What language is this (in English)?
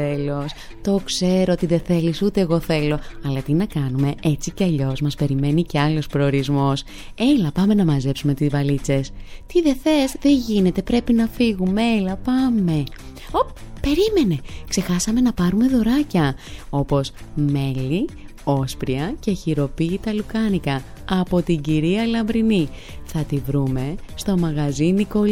Greek